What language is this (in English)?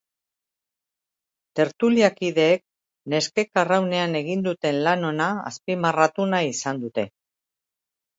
Basque